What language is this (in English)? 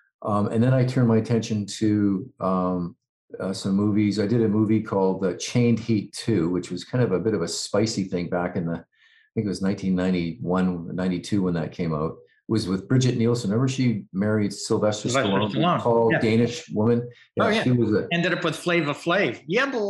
English